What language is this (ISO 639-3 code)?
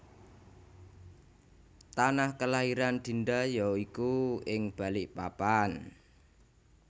jav